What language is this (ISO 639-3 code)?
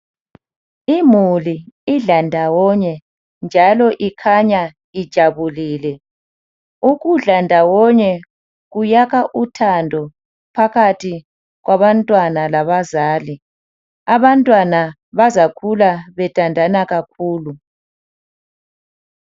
nde